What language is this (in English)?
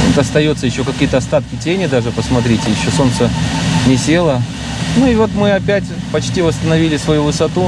Russian